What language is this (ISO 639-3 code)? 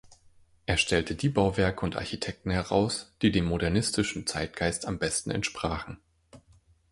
deu